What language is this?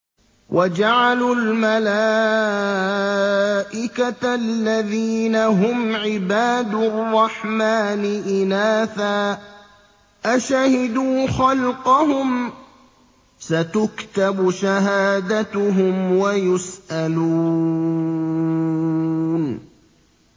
Arabic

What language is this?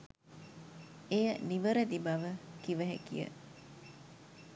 Sinhala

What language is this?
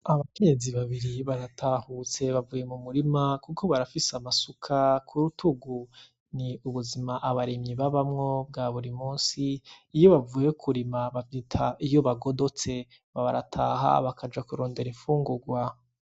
Rundi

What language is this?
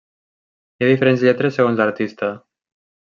Catalan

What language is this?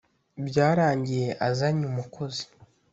Kinyarwanda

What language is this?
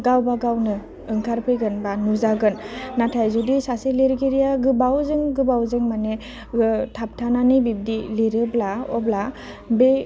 Bodo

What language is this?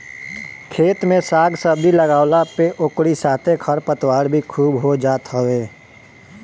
Bhojpuri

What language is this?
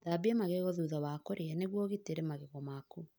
Kikuyu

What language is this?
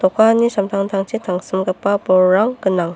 Garo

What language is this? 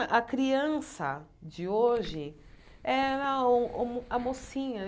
Portuguese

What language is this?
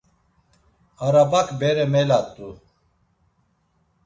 Laz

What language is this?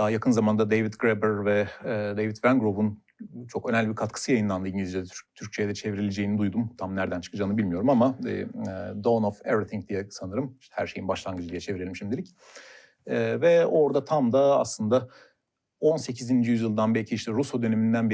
Turkish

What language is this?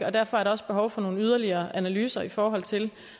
Danish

